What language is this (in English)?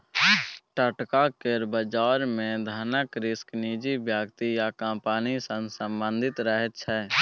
Maithili